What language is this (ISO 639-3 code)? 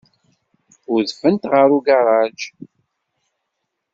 kab